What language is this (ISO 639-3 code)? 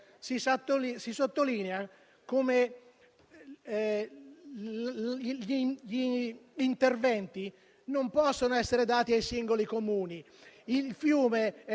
ita